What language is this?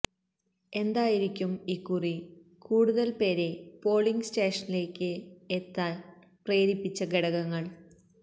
Malayalam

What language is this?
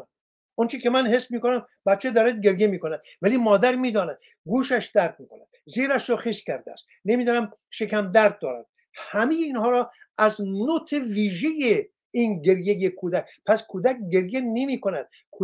Persian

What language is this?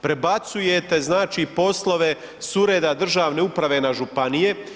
Croatian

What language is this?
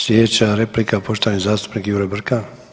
Croatian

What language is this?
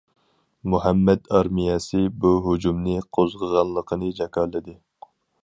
Uyghur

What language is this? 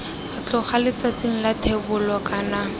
Tswana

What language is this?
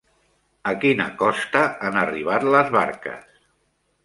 Catalan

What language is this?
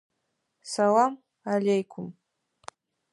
Adyghe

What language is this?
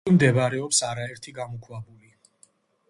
Georgian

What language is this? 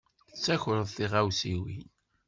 Kabyle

